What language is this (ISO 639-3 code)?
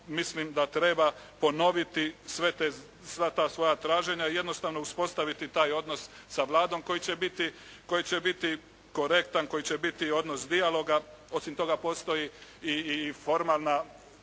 hrv